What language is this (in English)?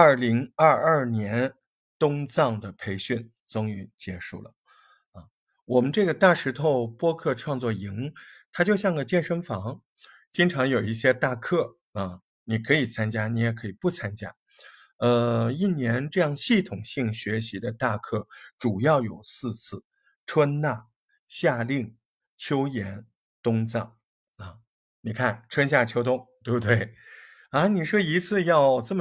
Chinese